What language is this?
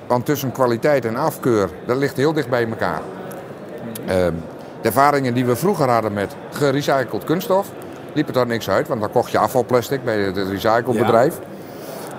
Dutch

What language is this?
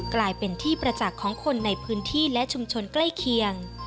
Thai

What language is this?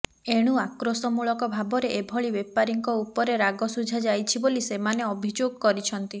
Odia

